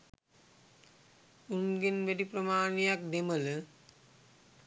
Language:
Sinhala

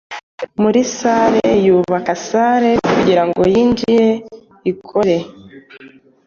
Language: Kinyarwanda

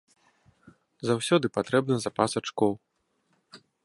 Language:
Belarusian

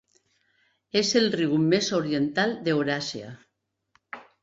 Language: Catalan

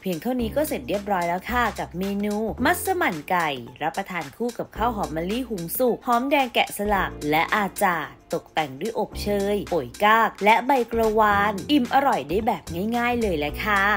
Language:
Thai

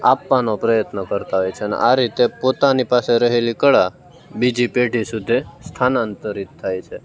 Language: Gujarati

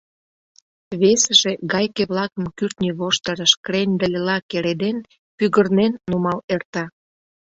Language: Mari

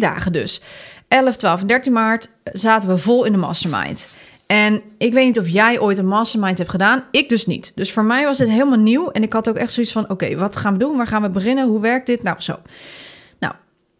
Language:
Dutch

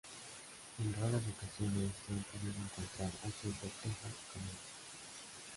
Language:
Spanish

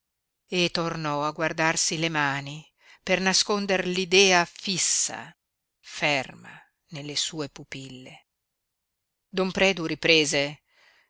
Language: Italian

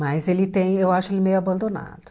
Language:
Portuguese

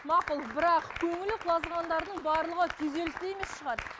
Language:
Kazakh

